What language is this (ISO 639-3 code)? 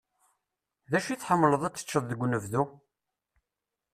kab